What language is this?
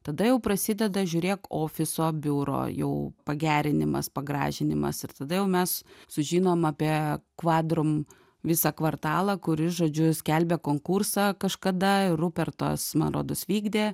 Lithuanian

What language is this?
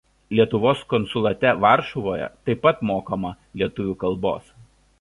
Lithuanian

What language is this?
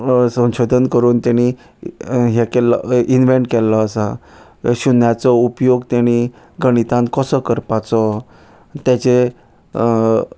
Konkani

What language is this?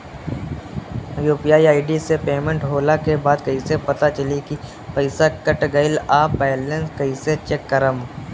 Bhojpuri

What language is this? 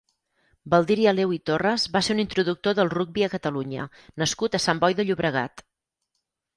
Catalan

